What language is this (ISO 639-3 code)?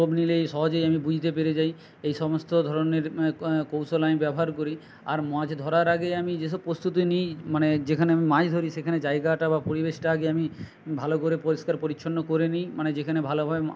ben